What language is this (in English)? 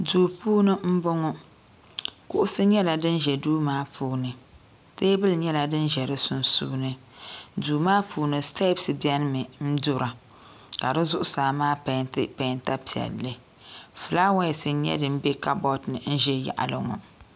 Dagbani